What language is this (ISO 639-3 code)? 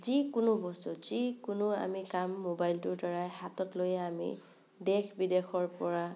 asm